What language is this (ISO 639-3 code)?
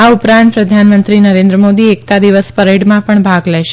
guj